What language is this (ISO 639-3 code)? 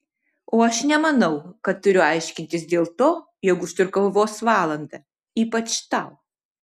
lit